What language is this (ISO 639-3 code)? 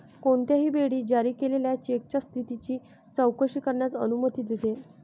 mar